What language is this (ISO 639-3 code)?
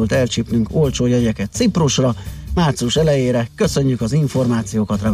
hun